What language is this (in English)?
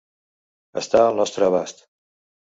Catalan